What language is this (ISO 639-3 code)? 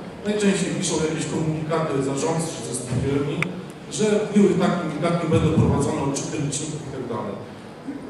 pol